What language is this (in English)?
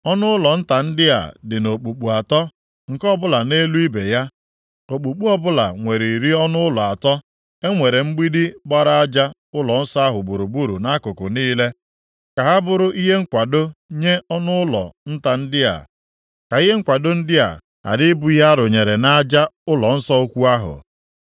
Igbo